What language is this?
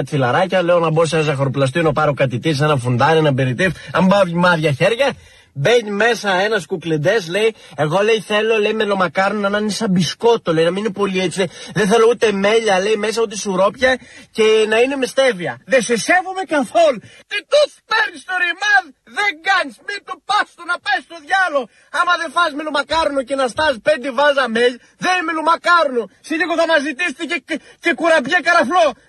Greek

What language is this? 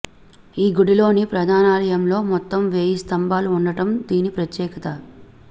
Telugu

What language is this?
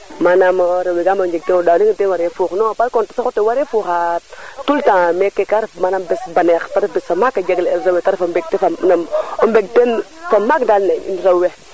Serer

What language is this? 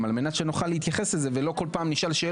Hebrew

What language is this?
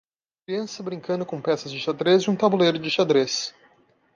Portuguese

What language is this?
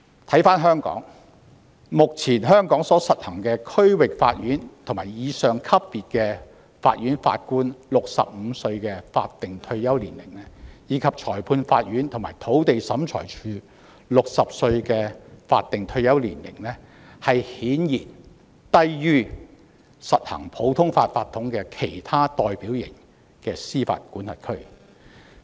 Cantonese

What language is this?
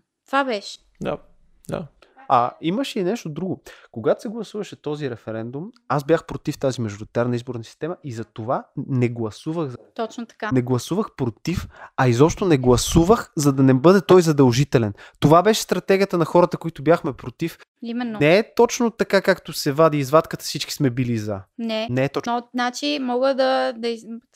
Bulgarian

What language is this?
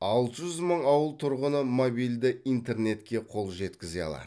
Kazakh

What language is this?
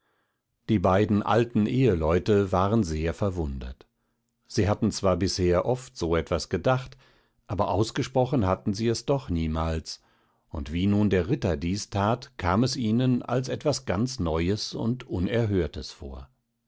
German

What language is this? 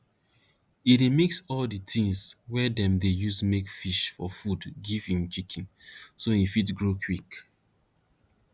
Nigerian Pidgin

